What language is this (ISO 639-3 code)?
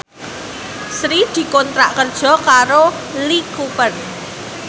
jav